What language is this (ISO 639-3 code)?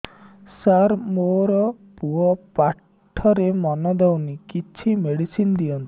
ori